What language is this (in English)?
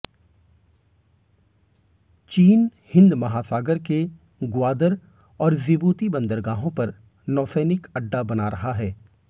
Hindi